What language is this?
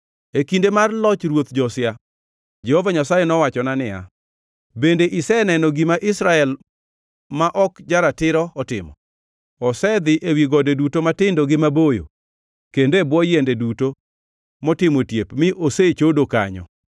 Luo (Kenya and Tanzania)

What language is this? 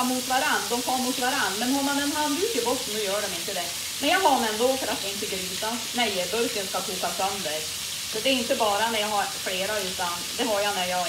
Swedish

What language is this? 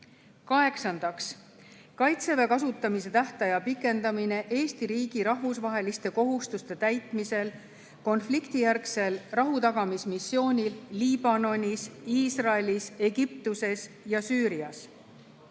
Estonian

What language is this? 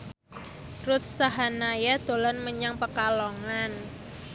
Javanese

